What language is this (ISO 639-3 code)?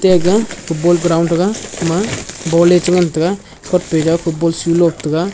nnp